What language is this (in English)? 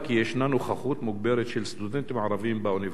Hebrew